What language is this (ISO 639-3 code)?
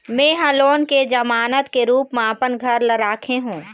hne